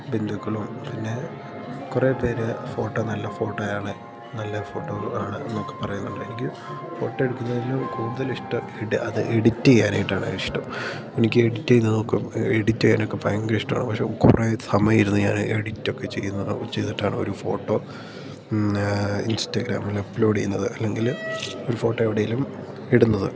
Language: Malayalam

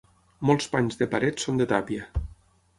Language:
Catalan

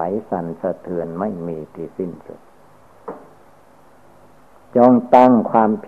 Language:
Thai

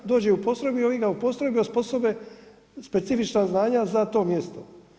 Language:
Croatian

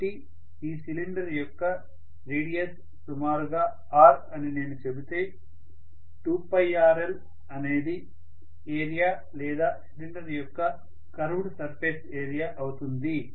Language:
Telugu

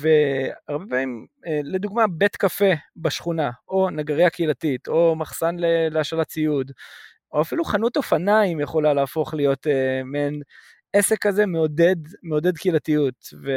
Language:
Hebrew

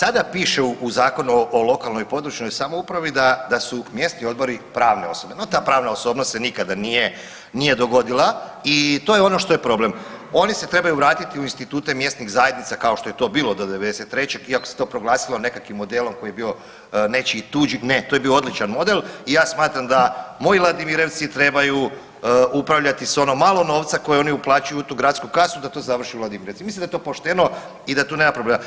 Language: Croatian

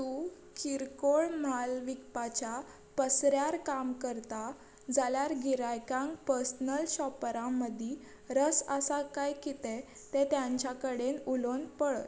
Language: Konkani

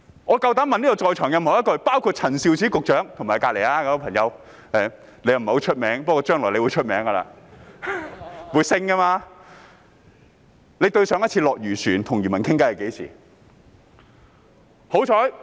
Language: Cantonese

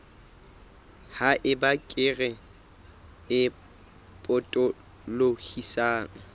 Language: Southern Sotho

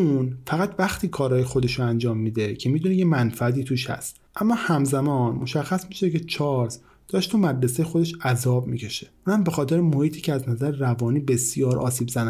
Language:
Persian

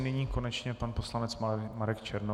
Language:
Czech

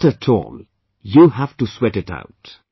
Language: English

